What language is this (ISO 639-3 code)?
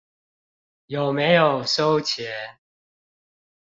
zho